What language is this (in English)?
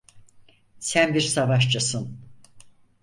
Turkish